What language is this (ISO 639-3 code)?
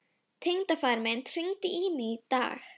isl